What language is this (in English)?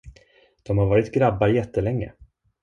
Swedish